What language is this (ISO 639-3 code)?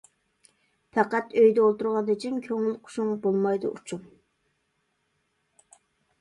uig